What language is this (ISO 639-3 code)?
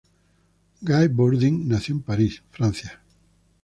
spa